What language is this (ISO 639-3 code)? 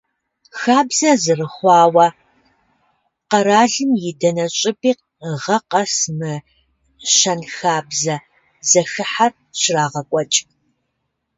kbd